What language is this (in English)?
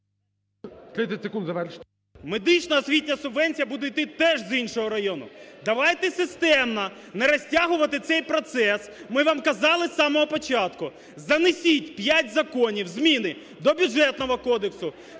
Ukrainian